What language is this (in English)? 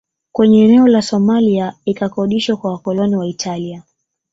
Swahili